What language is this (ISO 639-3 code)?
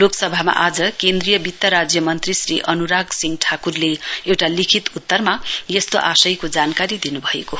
nep